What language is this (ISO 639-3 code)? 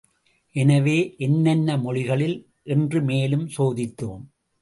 tam